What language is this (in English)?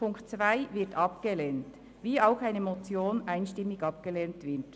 Swiss German